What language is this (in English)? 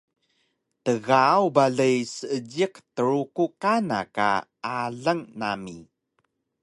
Taroko